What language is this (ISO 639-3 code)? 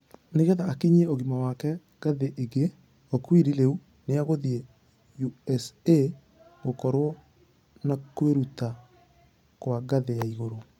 kik